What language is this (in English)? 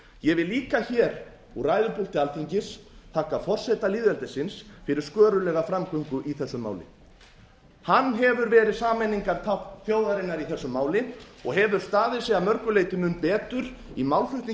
Icelandic